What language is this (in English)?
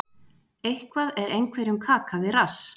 Icelandic